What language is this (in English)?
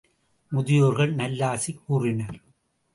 Tamil